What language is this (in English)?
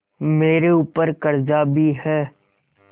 Hindi